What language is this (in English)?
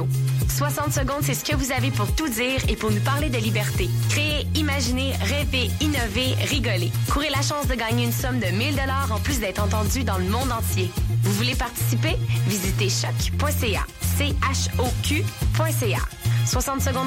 French